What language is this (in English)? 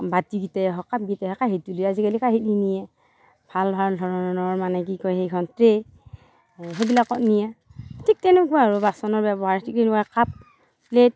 Assamese